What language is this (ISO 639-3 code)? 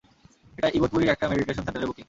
ben